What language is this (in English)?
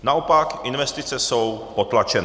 Czech